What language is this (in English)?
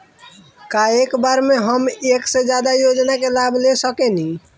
Bhojpuri